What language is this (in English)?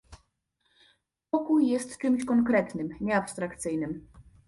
Polish